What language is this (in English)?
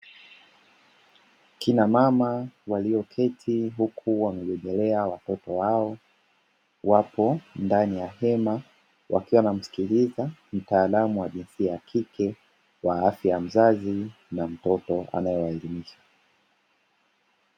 Swahili